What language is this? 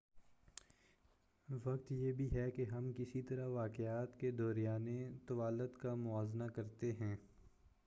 Urdu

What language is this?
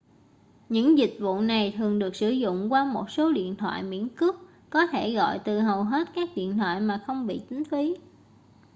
Vietnamese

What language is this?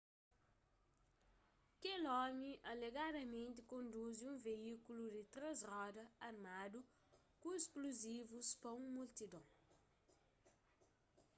Kabuverdianu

